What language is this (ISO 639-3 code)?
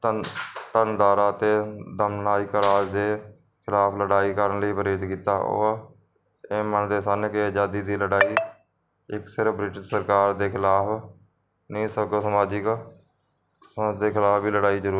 pan